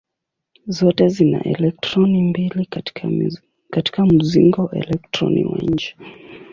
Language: Swahili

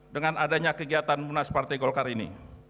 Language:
Indonesian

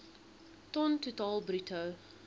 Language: Afrikaans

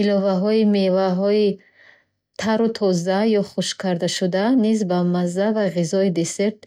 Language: Bukharic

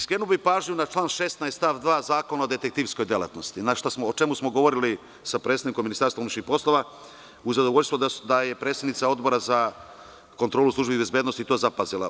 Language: Serbian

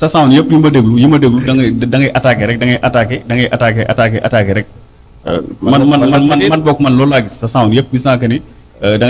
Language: Indonesian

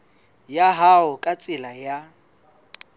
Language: Southern Sotho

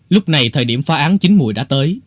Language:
Vietnamese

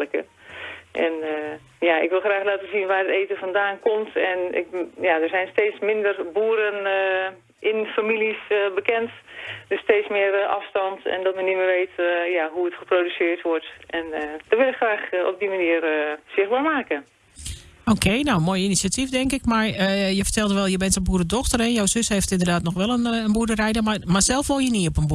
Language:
Dutch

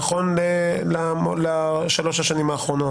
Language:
Hebrew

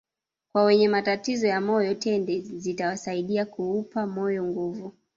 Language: Swahili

